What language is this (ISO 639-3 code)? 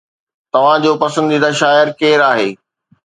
snd